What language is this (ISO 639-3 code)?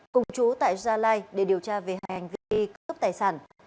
vie